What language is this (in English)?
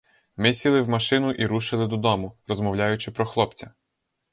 Ukrainian